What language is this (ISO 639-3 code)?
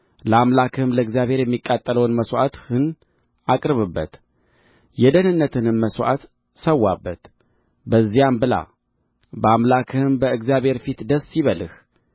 amh